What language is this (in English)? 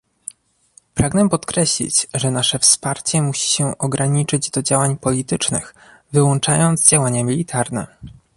Polish